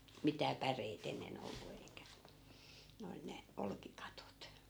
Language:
Finnish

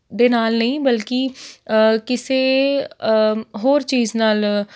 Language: Punjabi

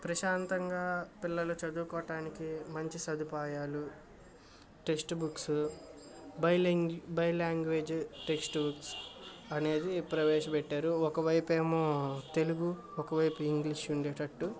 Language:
Telugu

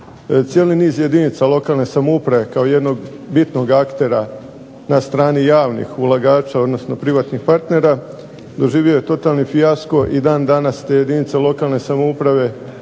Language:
Croatian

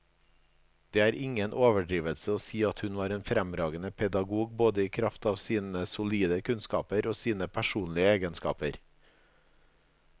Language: Norwegian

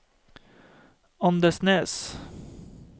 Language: Norwegian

